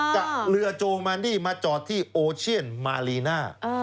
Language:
Thai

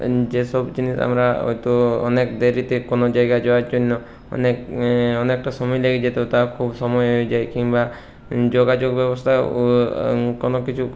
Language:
Bangla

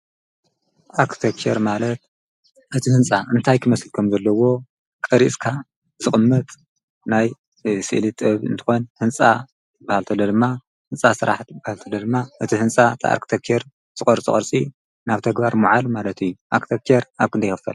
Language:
Tigrinya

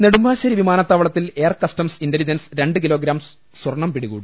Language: Malayalam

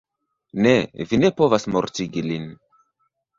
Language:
Esperanto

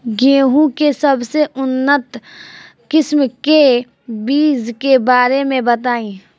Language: Bhojpuri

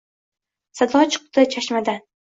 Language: Uzbek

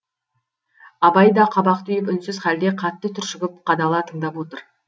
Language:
Kazakh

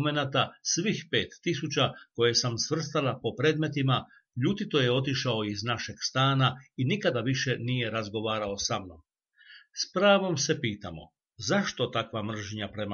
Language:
Croatian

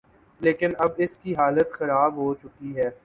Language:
Urdu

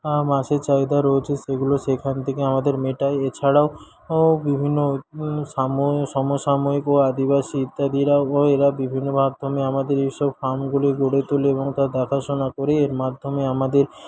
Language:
Bangla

